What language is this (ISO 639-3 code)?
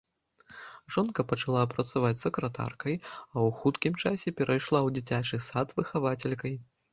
bel